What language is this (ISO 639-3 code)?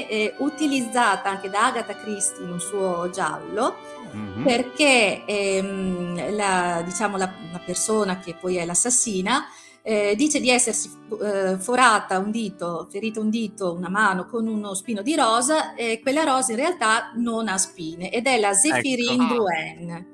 ita